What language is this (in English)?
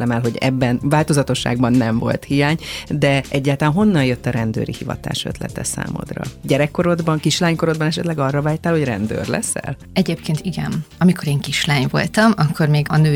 Hungarian